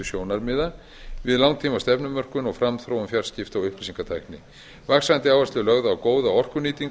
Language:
Icelandic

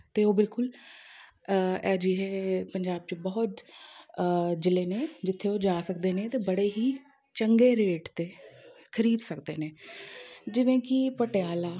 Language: Punjabi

